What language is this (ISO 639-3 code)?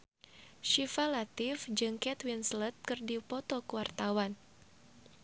sun